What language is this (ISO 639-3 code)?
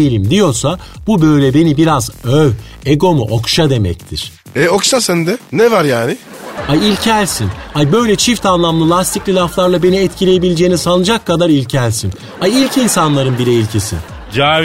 tur